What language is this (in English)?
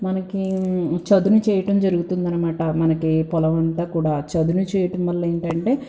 Telugu